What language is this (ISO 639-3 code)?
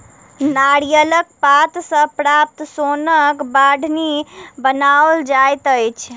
mai